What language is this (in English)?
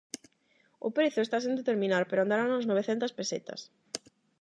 Galician